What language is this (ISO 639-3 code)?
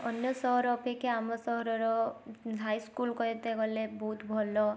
ori